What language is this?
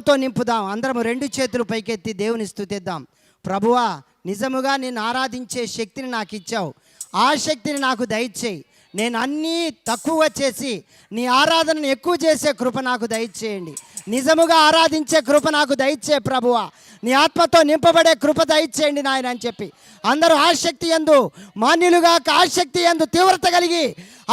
Telugu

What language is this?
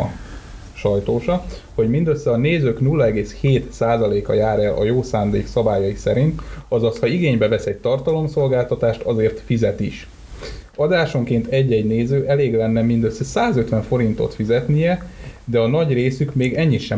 Hungarian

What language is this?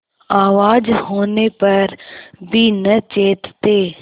Hindi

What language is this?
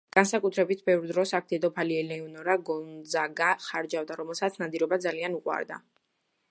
Georgian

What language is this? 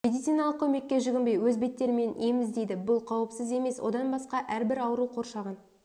Kazakh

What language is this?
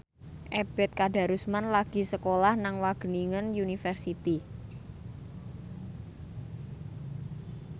Javanese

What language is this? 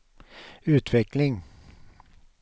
Swedish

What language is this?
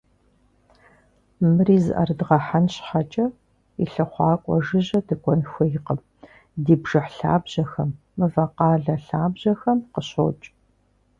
Kabardian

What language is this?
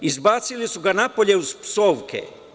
Serbian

